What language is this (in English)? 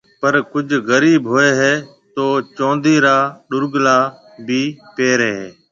Marwari (Pakistan)